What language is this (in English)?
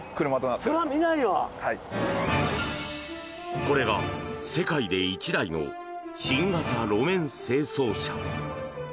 Japanese